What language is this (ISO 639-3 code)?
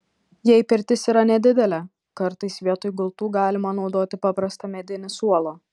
lit